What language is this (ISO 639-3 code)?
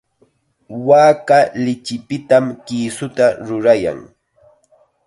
qxa